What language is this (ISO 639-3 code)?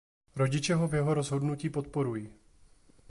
ces